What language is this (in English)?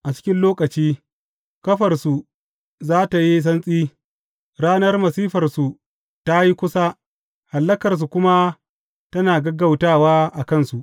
Hausa